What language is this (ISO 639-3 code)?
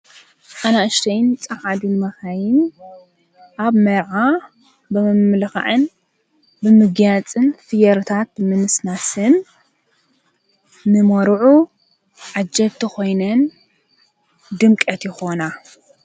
tir